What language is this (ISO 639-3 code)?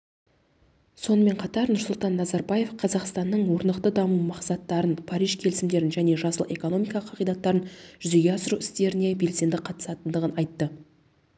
kaz